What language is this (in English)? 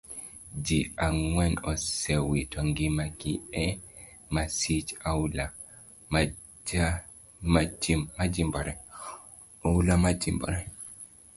Luo (Kenya and Tanzania)